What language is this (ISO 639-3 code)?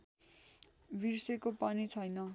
nep